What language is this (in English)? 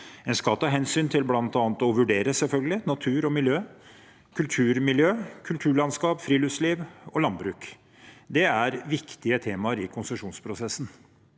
Norwegian